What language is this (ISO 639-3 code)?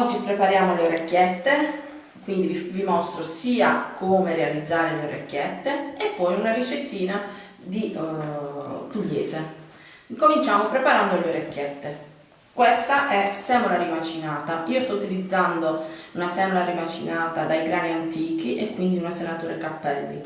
ita